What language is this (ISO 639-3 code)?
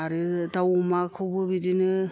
brx